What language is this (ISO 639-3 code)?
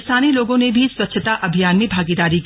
hin